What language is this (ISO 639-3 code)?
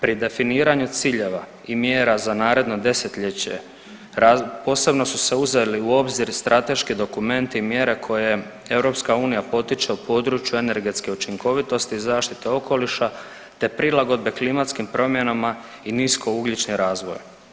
hrv